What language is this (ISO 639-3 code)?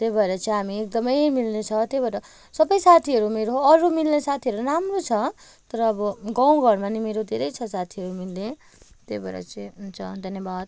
nep